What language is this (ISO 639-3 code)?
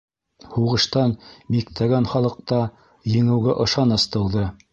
bak